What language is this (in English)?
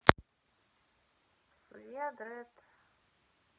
Russian